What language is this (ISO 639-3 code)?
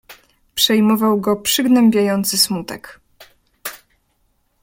pol